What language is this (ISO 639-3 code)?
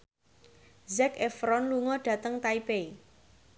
jav